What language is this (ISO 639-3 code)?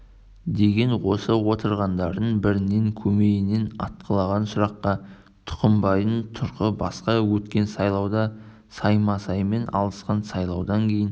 kaz